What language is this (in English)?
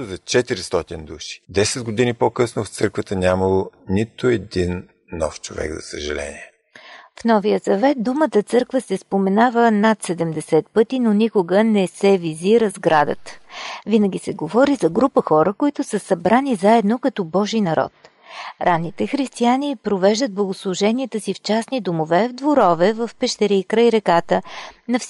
Bulgarian